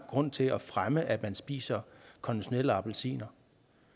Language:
Danish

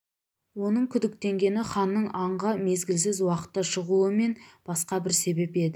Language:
Kazakh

